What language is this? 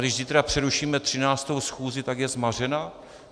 Czech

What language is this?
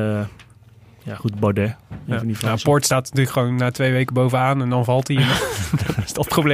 Dutch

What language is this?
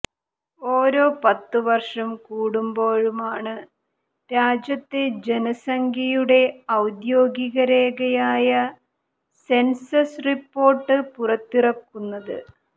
Malayalam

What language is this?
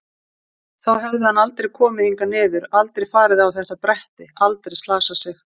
Icelandic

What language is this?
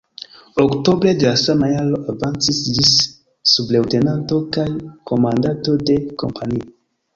Esperanto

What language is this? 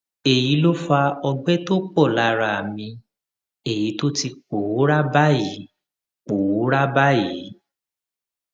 Yoruba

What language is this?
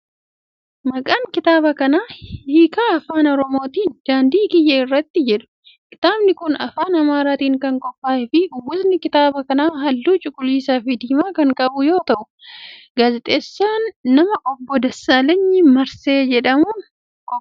Oromo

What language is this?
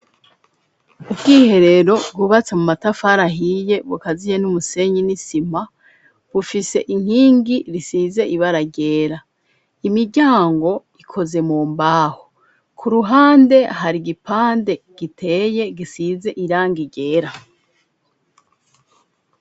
Rundi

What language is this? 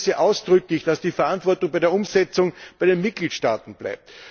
German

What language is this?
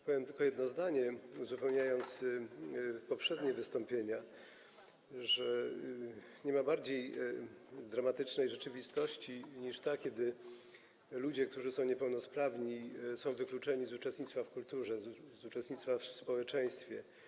Polish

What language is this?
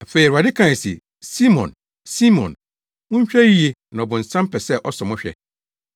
Akan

